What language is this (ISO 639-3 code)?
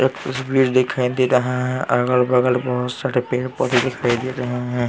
hin